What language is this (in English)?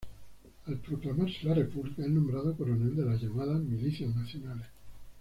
Spanish